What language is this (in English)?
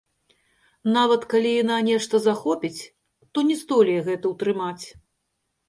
Belarusian